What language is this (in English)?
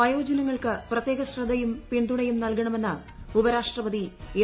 Malayalam